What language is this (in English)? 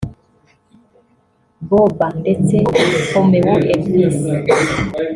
Kinyarwanda